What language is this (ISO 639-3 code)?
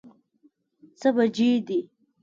pus